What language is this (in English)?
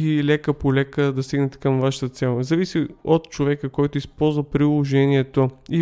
Bulgarian